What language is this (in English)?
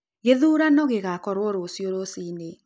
Kikuyu